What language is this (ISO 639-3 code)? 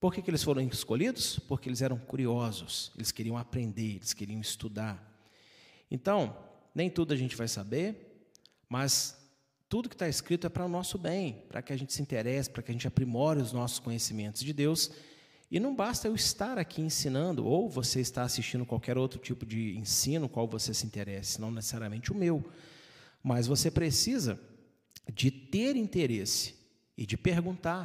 por